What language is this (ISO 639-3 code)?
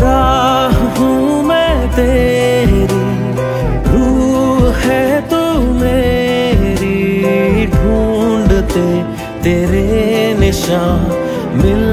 hin